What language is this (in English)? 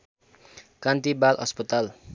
Nepali